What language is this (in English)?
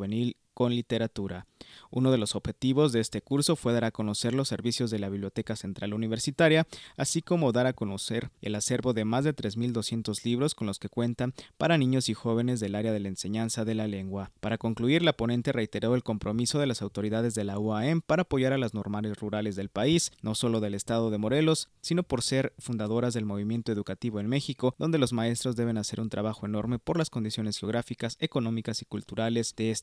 Spanish